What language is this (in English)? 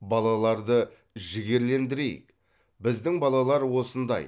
Kazakh